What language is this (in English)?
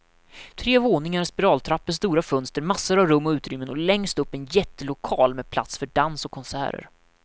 Swedish